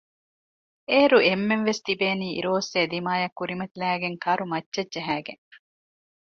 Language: Divehi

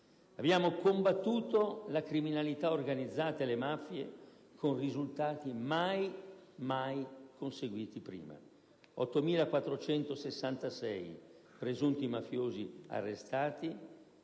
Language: Italian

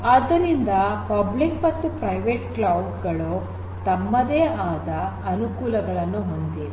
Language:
Kannada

